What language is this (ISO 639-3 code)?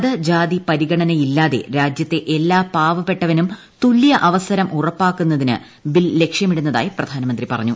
mal